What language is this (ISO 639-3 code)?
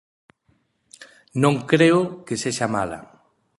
glg